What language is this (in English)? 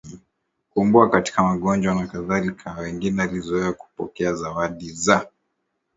Swahili